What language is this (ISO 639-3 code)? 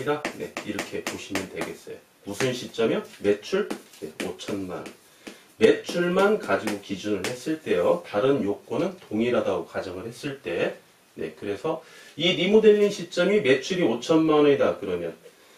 kor